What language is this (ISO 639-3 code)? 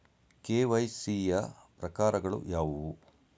kan